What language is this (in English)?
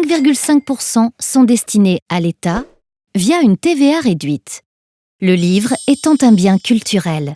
French